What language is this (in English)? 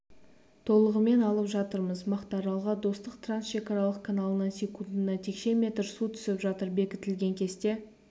Kazakh